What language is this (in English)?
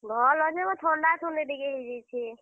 Odia